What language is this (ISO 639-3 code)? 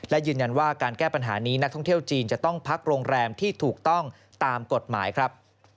tha